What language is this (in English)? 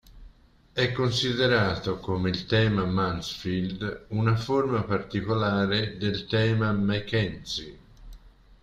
Italian